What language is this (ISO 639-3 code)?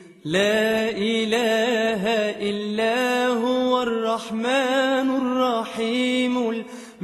ara